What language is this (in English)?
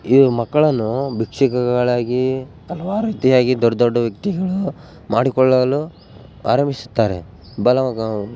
Kannada